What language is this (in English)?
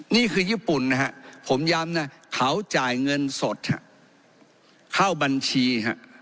Thai